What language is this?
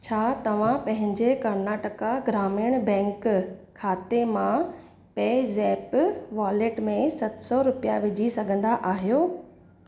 Sindhi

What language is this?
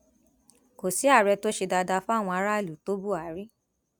Yoruba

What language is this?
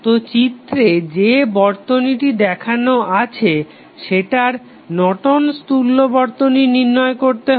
Bangla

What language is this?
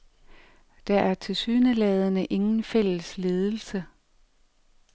Danish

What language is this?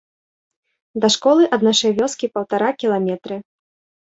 Belarusian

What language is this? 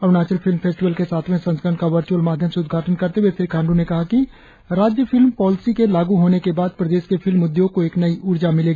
Hindi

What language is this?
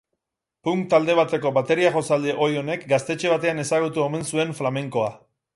Basque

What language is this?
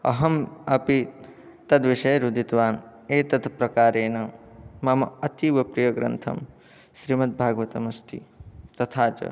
Sanskrit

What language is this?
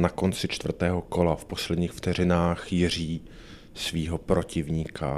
Czech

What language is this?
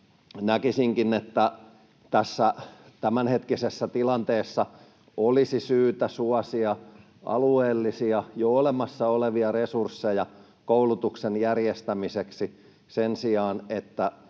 Finnish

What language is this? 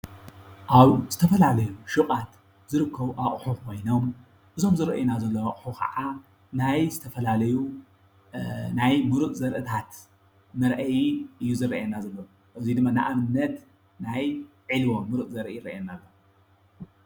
Tigrinya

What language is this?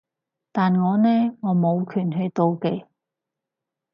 Cantonese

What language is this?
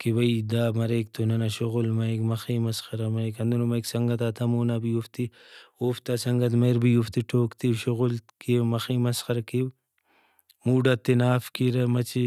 Brahui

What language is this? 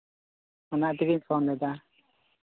Santali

